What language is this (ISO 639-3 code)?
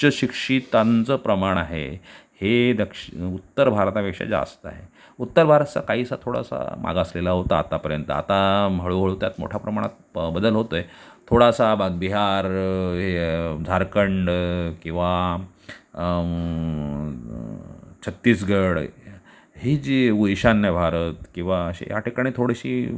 mar